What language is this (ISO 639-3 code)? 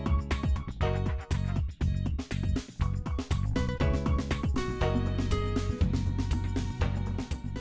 vie